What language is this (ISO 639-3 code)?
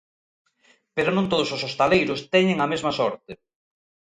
glg